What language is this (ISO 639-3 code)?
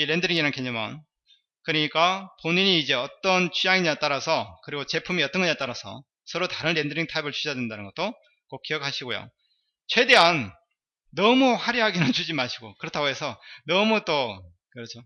kor